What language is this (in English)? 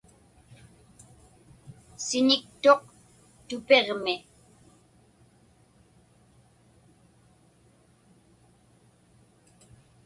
Inupiaq